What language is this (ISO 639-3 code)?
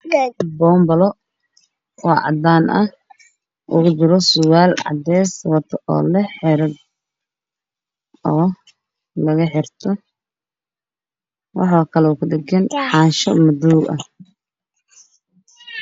som